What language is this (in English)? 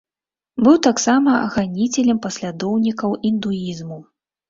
Belarusian